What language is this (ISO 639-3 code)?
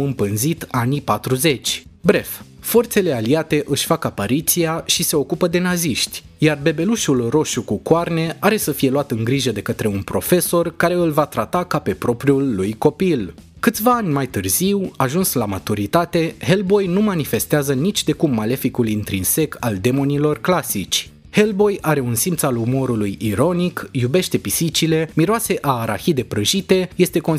ron